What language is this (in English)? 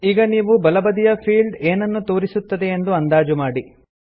Kannada